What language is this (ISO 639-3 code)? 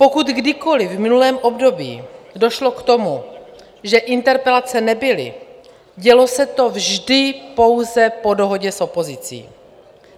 ces